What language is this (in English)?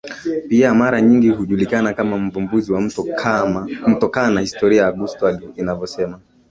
Swahili